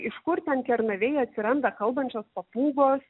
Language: Lithuanian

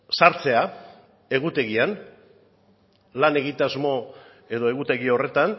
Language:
Basque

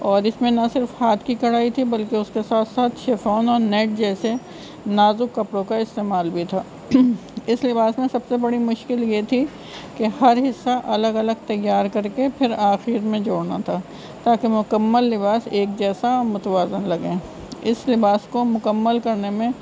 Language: Urdu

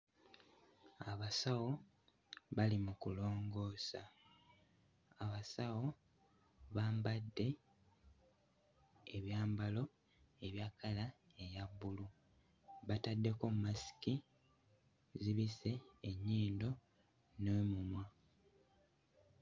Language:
Ganda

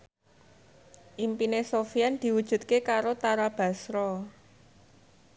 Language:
Javanese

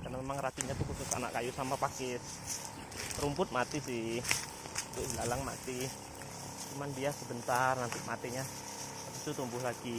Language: Indonesian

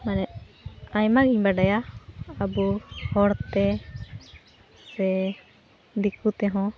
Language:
Santali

